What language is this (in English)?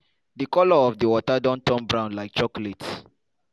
Nigerian Pidgin